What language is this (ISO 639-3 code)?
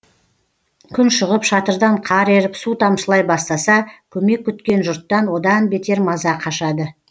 kaz